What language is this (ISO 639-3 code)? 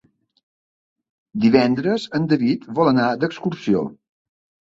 cat